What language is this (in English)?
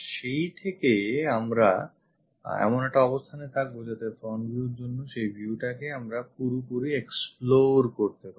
Bangla